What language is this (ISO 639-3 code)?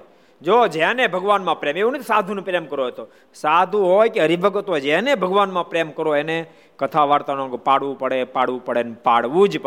guj